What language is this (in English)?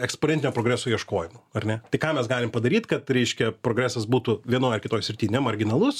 Lithuanian